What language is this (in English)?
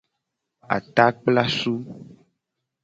Gen